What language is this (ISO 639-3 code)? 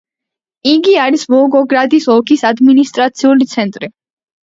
kat